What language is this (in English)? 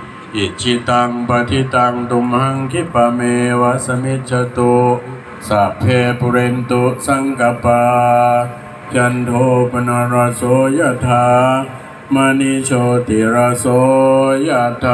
Thai